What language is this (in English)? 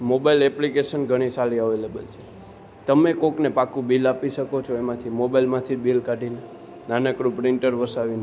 Gujarati